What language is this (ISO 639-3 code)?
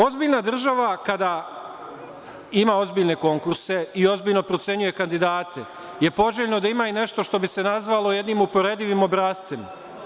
srp